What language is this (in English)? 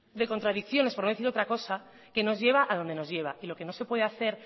Spanish